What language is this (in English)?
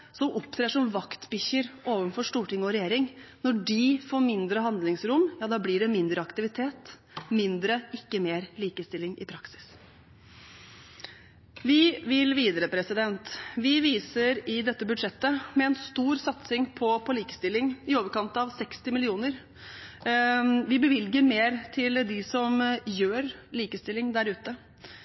Norwegian Bokmål